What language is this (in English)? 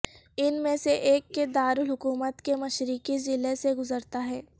Urdu